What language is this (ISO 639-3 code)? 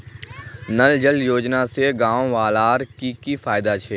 mag